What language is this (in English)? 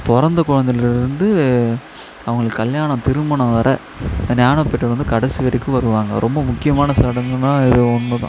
Tamil